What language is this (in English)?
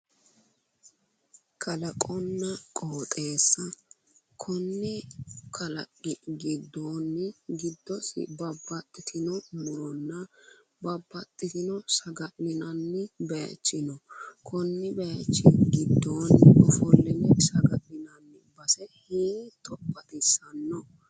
Sidamo